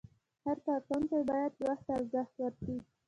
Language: Pashto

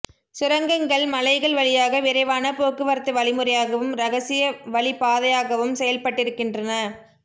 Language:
Tamil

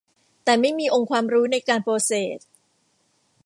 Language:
Thai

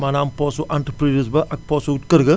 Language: Wolof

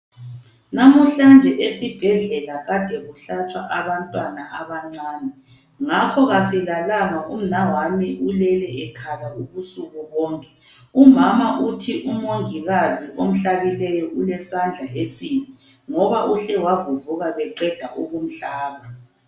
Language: North Ndebele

